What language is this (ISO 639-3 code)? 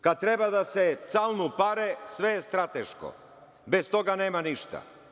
srp